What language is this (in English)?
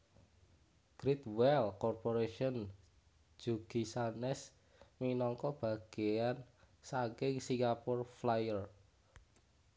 Javanese